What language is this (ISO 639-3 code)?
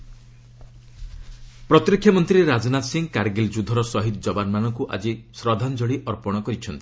ori